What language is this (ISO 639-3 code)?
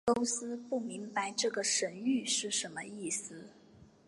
zho